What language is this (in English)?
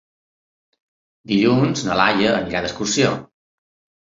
Catalan